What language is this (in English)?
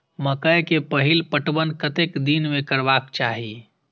Maithili